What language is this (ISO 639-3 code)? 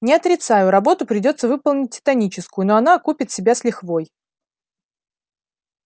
rus